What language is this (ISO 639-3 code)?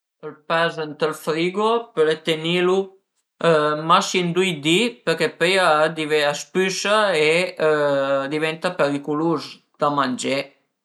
pms